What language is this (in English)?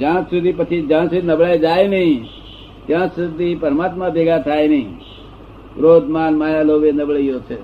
Gujarati